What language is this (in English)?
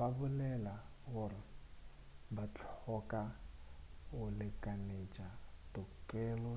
Northern Sotho